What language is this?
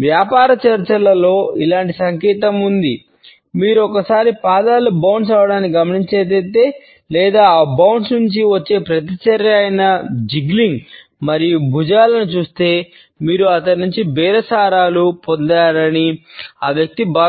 Telugu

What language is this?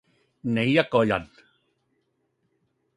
Cantonese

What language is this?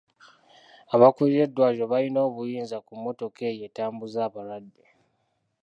Ganda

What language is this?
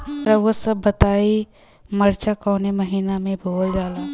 Bhojpuri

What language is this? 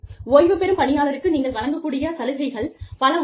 Tamil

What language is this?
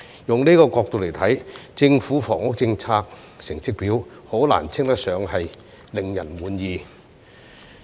Cantonese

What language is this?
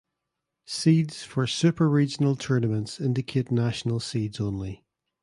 English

